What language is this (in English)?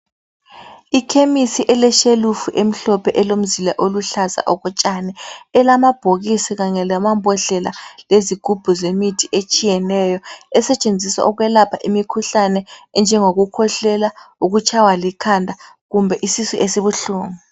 North Ndebele